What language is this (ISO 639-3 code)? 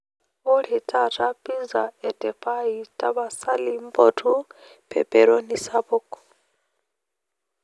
mas